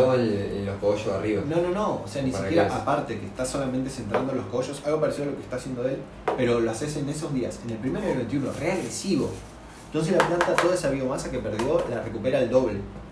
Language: Spanish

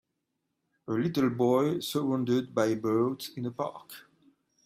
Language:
English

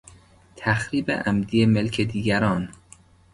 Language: Persian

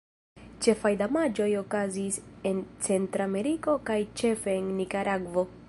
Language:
Esperanto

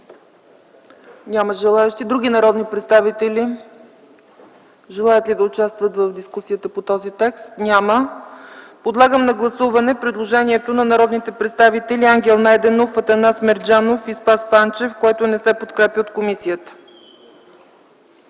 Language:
Bulgarian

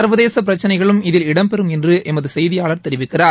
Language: Tamil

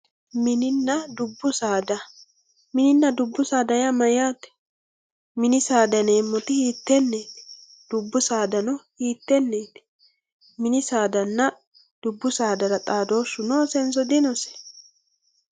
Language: Sidamo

